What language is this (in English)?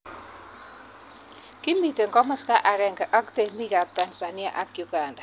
Kalenjin